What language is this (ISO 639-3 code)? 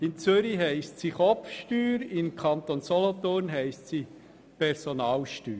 gsw